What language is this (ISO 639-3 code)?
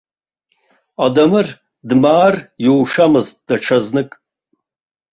abk